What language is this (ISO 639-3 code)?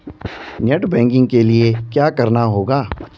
hin